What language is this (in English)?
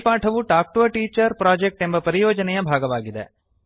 Kannada